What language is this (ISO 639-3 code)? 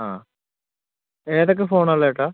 mal